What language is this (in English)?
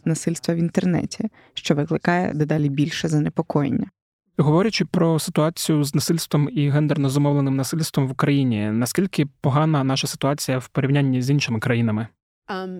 Ukrainian